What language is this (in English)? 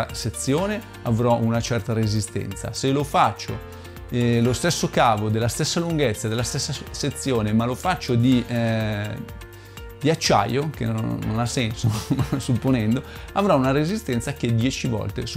Italian